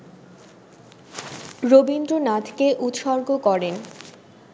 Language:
Bangla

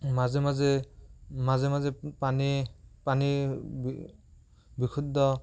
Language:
Assamese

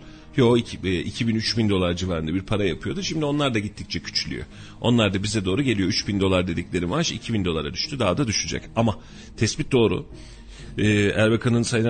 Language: Turkish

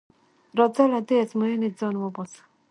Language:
Pashto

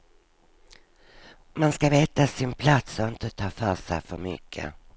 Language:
Swedish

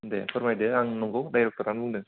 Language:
Bodo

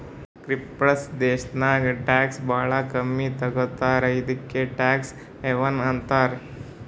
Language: Kannada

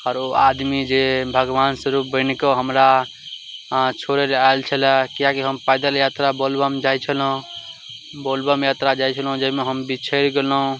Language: Maithili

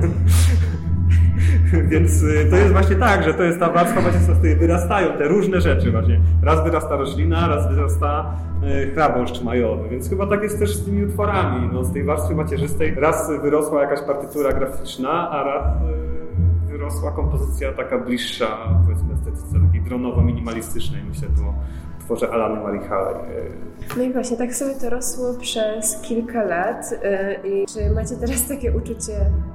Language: Polish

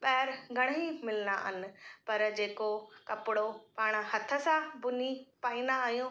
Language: Sindhi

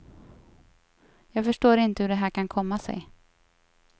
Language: Swedish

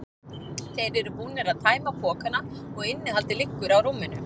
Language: Icelandic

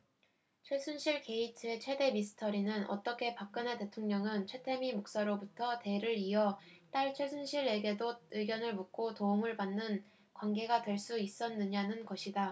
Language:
Korean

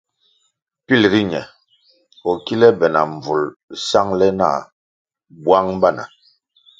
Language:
Kwasio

